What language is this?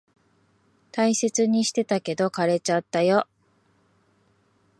Japanese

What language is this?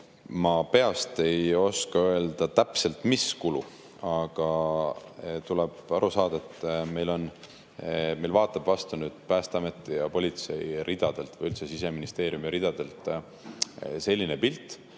Estonian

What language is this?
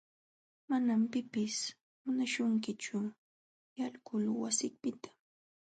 Jauja Wanca Quechua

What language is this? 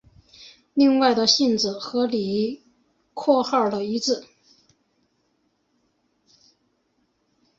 Chinese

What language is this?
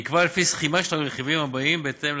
Hebrew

